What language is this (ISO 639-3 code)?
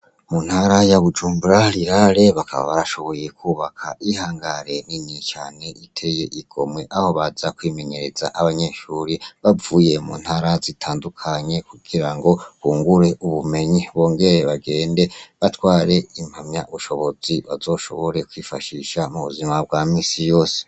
run